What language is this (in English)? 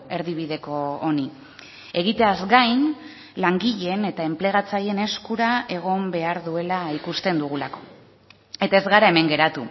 Basque